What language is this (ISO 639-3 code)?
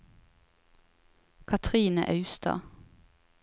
nor